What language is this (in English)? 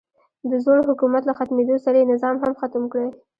Pashto